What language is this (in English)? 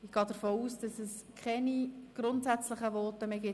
Swiss German